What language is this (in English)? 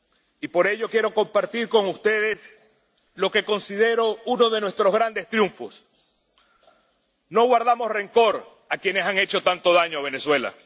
Spanish